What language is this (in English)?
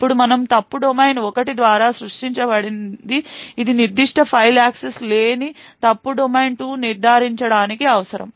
Telugu